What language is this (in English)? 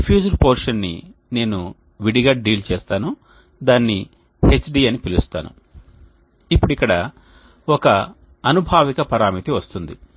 Telugu